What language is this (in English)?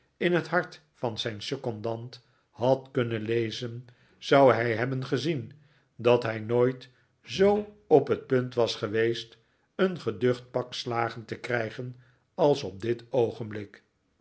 Dutch